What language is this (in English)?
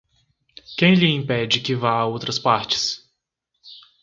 Portuguese